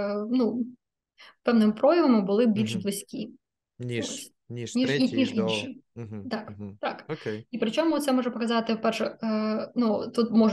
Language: Ukrainian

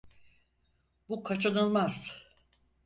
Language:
Turkish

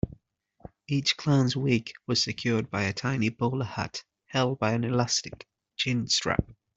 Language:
English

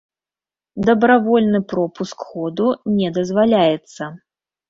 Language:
Belarusian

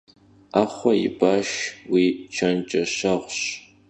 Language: Kabardian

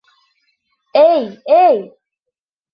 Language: Bashkir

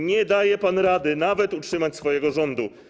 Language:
Polish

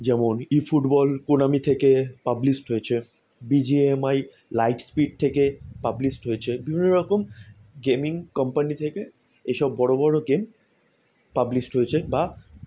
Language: Bangla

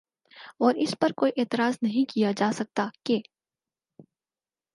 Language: Urdu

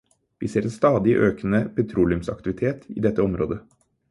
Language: Norwegian Bokmål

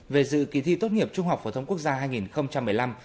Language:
Vietnamese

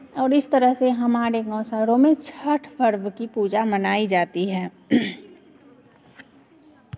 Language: Hindi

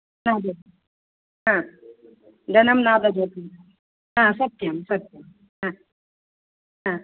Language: Sanskrit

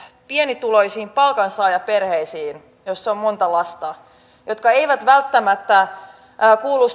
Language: Finnish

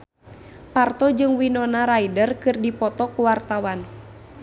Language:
Sundanese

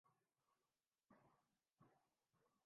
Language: Urdu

